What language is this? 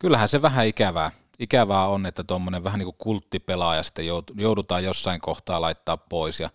Finnish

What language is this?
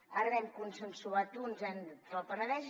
Catalan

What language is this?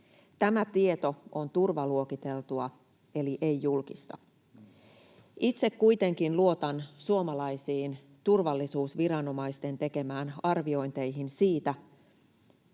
Finnish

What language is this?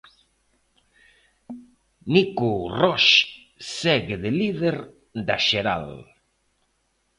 Galician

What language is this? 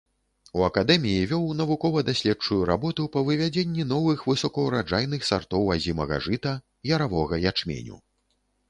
Belarusian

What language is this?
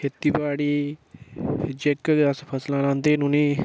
Dogri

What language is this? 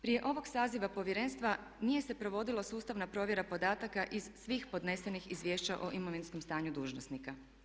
Croatian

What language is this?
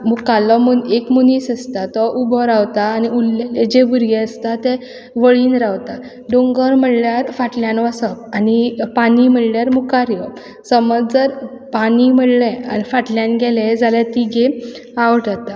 Konkani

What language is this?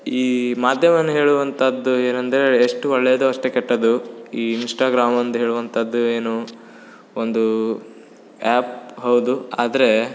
Kannada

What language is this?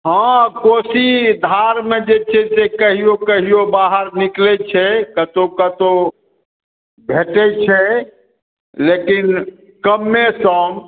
Maithili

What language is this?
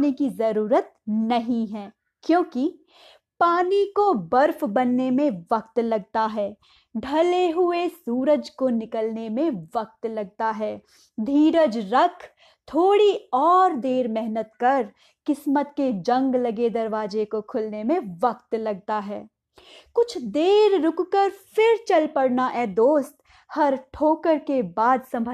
Hindi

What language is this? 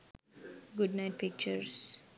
Sinhala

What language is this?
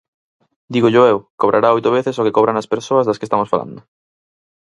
Galician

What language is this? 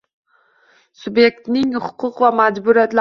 Uzbek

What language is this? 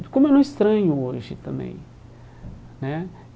Portuguese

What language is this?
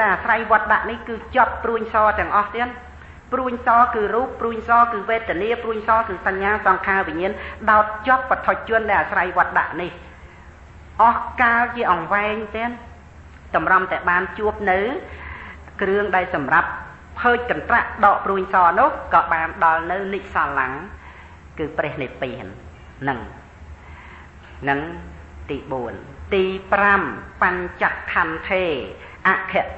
Thai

